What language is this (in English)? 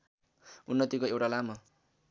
Nepali